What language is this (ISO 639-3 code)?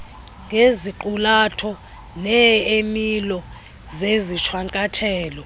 xho